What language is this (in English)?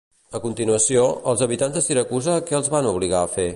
Catalan